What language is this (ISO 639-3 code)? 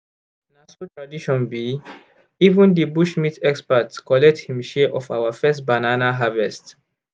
pcm